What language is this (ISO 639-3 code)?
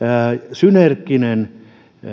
fin